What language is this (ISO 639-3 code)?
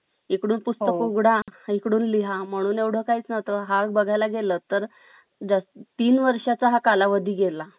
mar